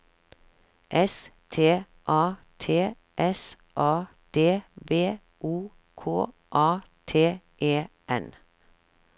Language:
Norwegian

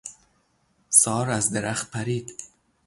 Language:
Persian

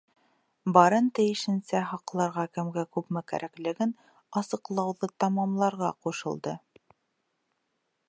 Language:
Bashkir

